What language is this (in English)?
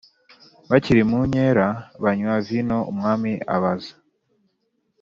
Kinyarwanda